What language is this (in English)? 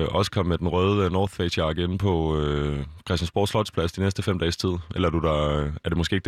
Danish